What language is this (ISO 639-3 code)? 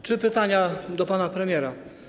pol